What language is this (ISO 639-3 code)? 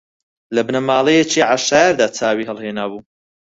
ckb